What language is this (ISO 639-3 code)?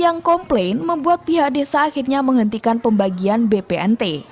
ind